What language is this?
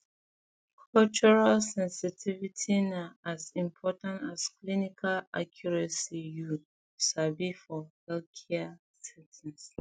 Nigerian Pidgin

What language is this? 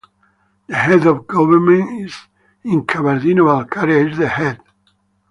English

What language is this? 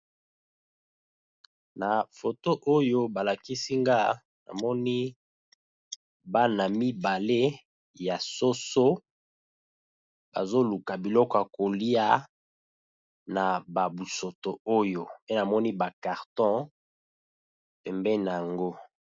Lingala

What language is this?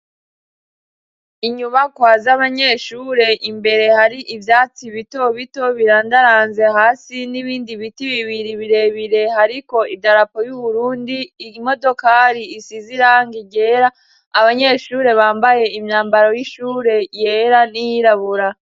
Rundi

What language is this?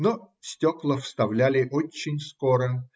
Russian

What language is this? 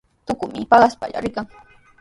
Sihuas Ancash Quechua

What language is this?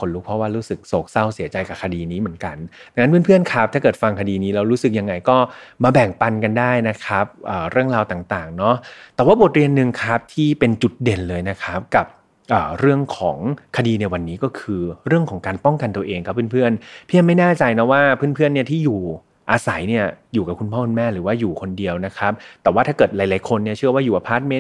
Thai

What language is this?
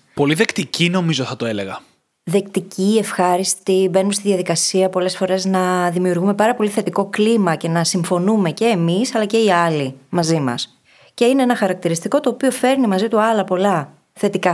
Greek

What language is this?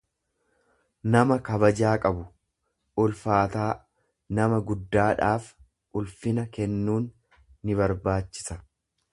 Oromo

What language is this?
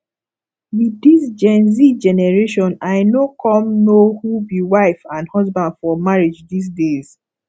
Nigerian Pidgin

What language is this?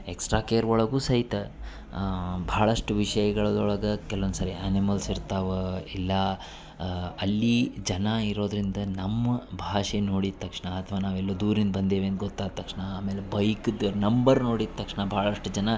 Kannada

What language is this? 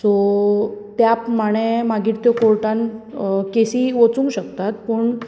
Konkani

